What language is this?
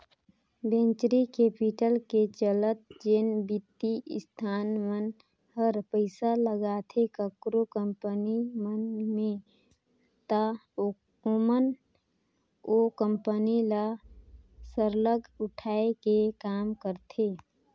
Chhattisgarhi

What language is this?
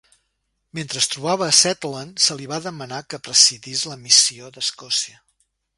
Catalan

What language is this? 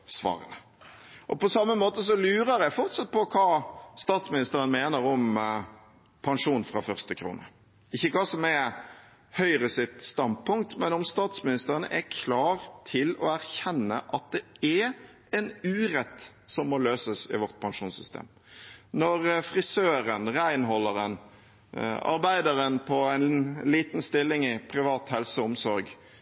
Norwegian Bokmål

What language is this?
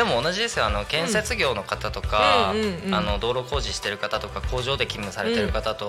Japanese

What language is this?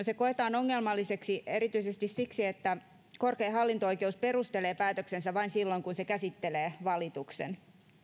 Finnish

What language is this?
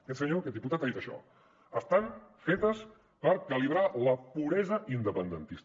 Catalan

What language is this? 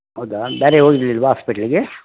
Kannada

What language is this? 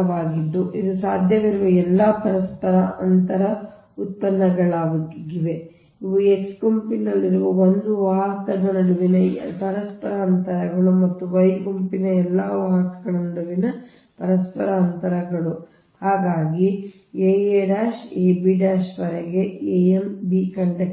Kannada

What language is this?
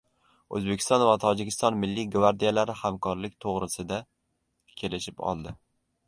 Uzbek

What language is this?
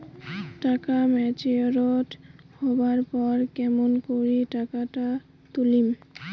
Bangla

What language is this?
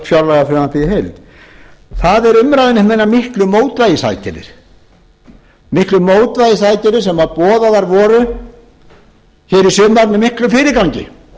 Icelandic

